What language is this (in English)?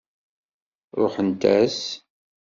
Kabyle